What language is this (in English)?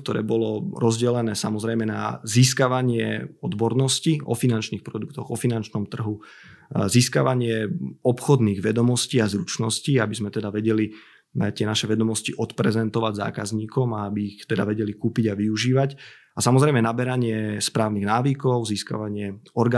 Slovak